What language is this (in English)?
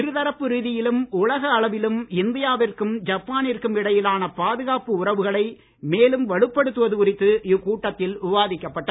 Tamil